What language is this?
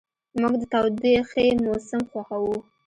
Pashto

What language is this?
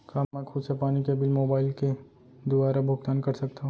Chhattisgarhi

